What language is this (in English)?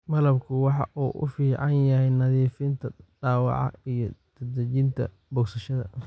Somali